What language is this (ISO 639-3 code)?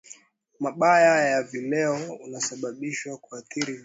swa